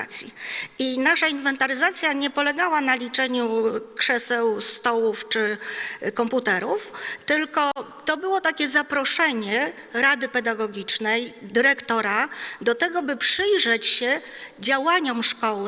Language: Polish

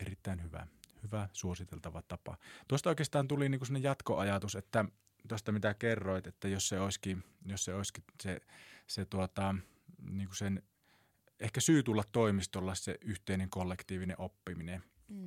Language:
Finnish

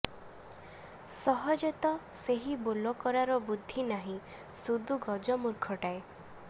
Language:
Odia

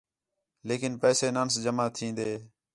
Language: Khetrani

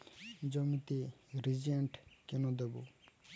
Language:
Bangla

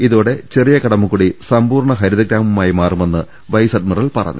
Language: Malayalam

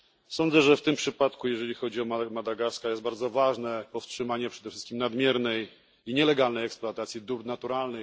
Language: Polish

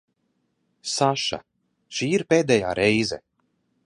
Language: Latvian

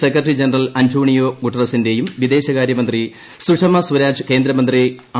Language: Malayalam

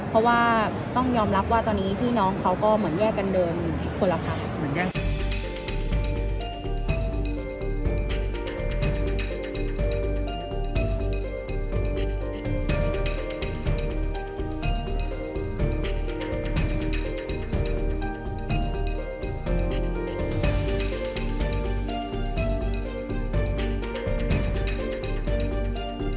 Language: Thai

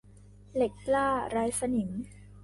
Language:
Thai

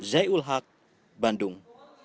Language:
Indonesian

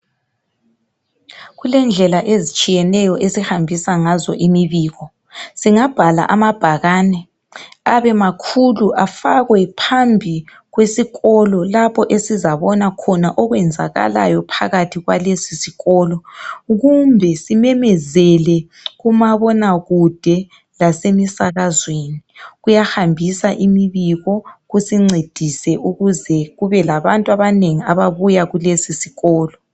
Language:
North Ndebele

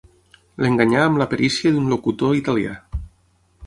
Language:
Catalan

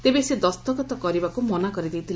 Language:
Odia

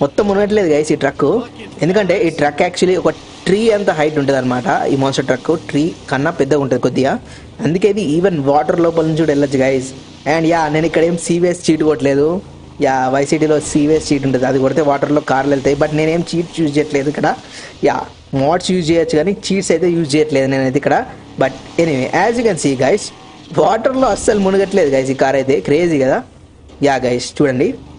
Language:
Telugu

